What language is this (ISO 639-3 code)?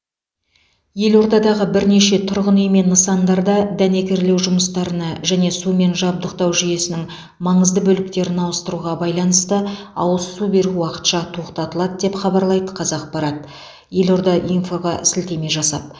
kaz